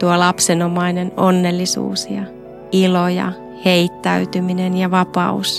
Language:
Finnish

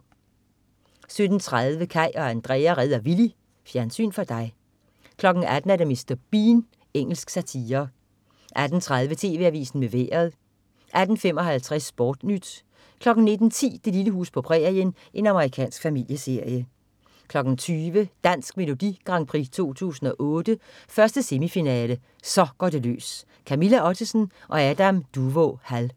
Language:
Danish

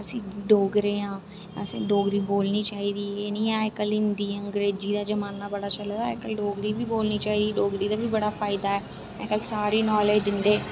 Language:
Dogri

